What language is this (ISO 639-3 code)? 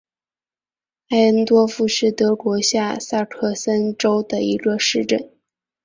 zho